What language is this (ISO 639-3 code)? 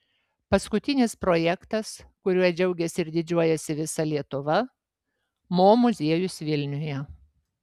lit